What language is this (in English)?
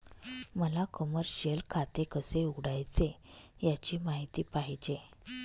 Marathi